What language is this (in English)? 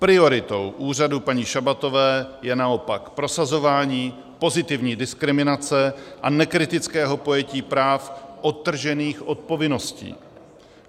Czech